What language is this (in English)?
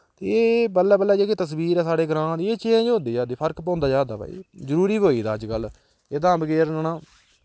Dogri